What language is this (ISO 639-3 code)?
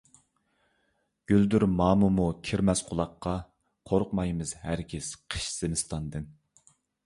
uig